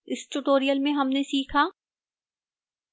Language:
Hindi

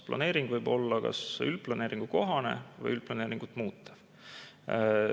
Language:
Estonian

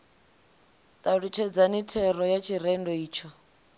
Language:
Venda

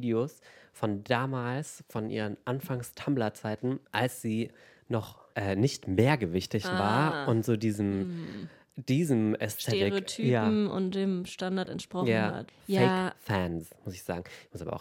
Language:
German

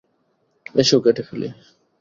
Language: Bangla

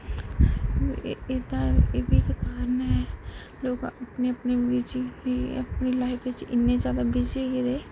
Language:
Dogri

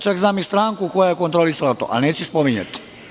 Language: Serbian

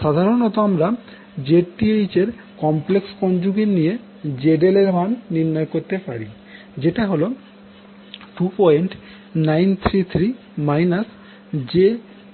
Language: Bangla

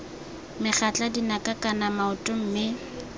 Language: Tswana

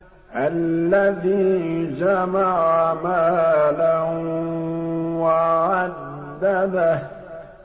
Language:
Arabic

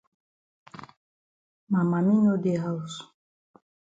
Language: Cameroon Pidgin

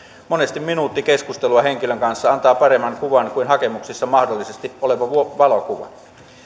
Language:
Finnish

